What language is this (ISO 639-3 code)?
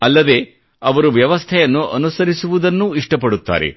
kan